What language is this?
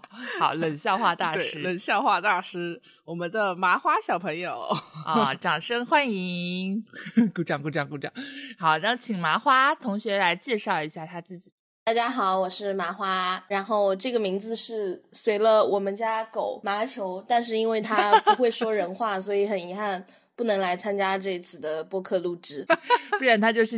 Chinese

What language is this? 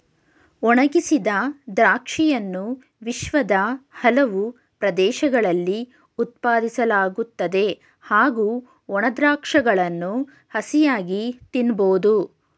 Kannada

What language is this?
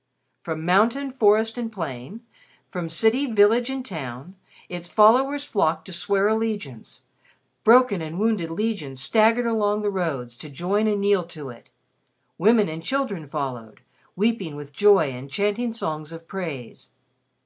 English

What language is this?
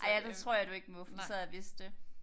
Danish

